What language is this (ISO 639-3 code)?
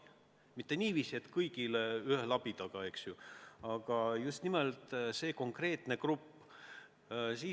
est